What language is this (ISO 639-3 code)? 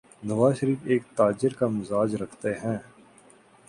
urd